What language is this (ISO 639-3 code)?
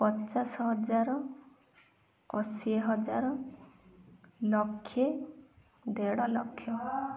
ori